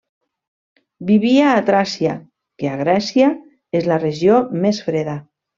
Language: Catalan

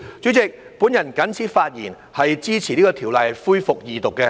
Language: Cantonese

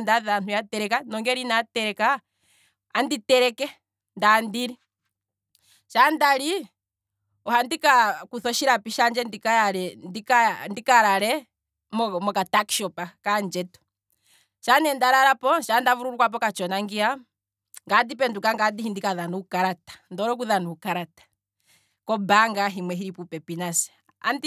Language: Kwambi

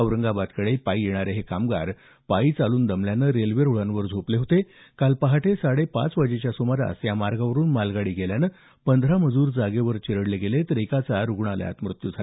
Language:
Marathi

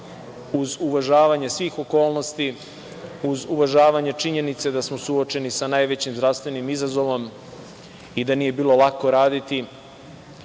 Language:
Serbian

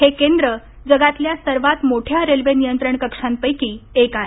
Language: Marathi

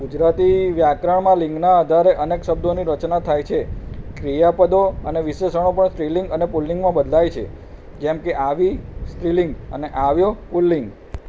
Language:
Gujarati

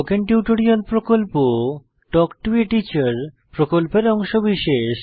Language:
Bangla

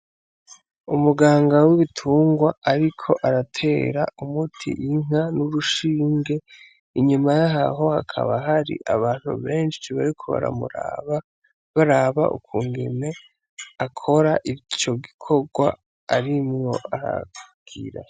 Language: Rundi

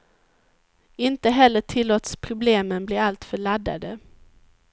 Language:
Swedish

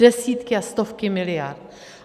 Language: Czech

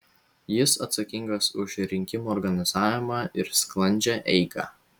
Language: Lithuanian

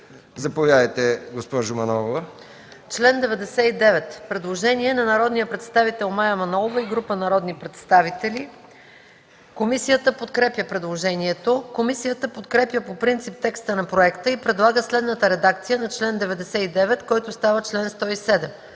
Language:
Bulgarian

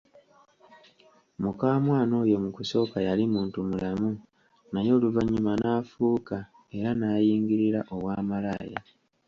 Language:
Ganda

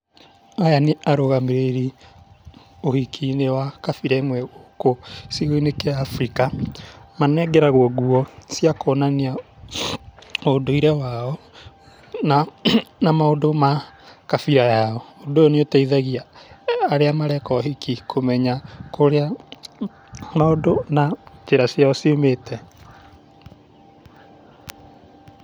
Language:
Kikuyu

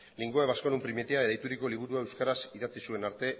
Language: Basque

